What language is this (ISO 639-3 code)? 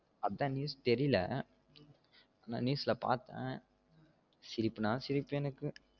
tam